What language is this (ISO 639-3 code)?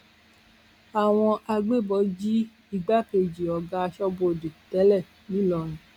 yor